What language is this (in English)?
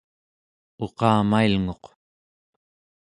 Central Yupik